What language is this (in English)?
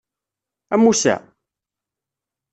Kabyle